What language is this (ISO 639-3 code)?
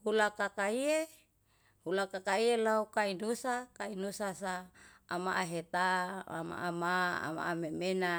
jal